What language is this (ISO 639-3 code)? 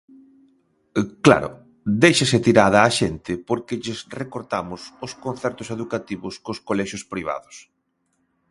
glg